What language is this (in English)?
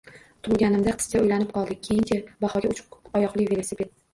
Uzbek